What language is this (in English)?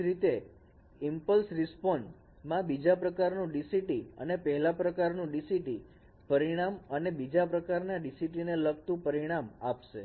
Gujarati